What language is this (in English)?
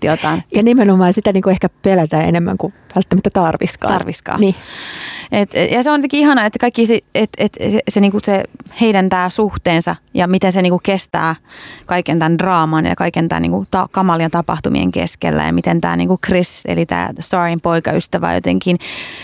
Finnish